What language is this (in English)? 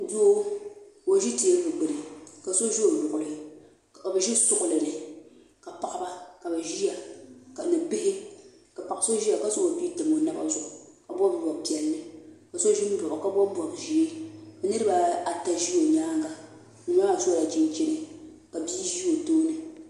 Dagbani